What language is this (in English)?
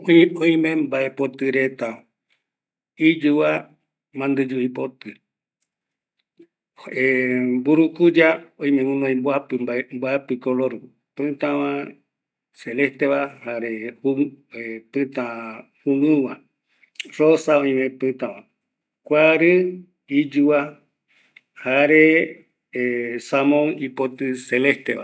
Eastern Bolivian Guaraní